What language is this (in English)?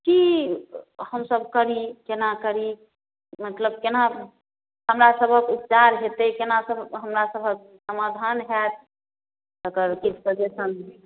Maithili